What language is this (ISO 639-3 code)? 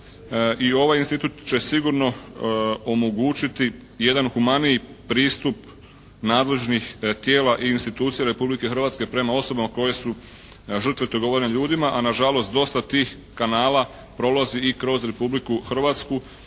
hrv